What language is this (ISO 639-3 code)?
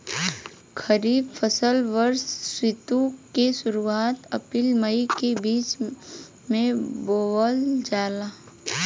bho